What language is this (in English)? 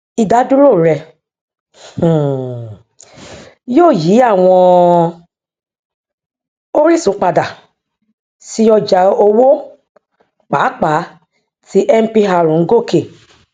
Yoruba